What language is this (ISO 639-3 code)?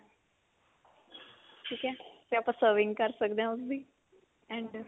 pan